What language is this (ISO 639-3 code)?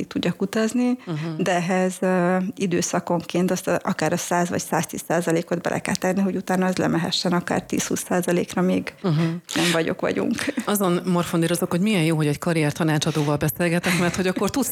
hun